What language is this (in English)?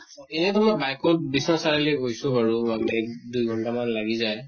Assamese